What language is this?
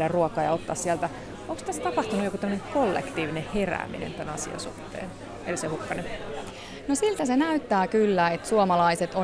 Finnish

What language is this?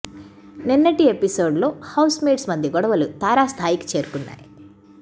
Telugu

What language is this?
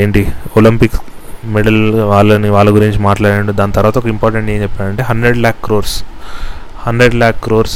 Telugu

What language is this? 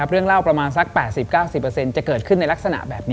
Thai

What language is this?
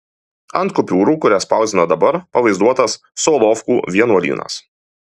Lithuanian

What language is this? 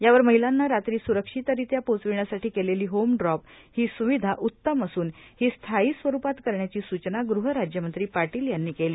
Marathi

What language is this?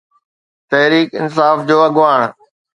Sindhi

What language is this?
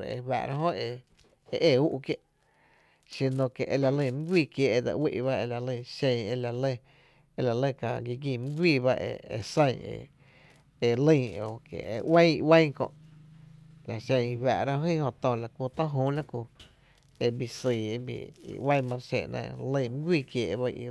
Tepinapa Chinantec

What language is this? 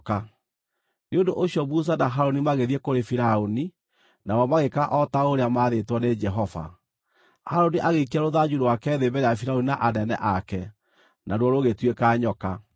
Kikuyu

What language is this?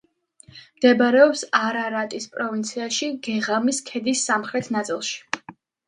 Georgian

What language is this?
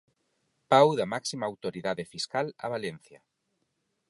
Galician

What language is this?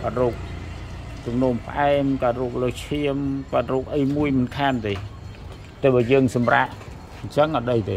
Thai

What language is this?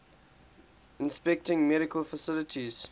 English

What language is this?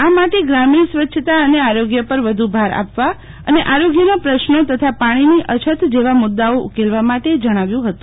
Gujarati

